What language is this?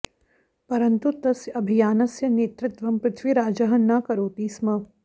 Sanskrit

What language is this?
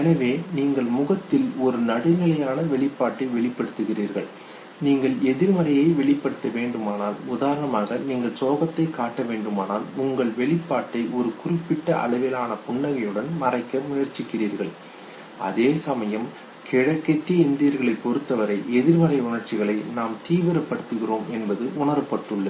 Tamil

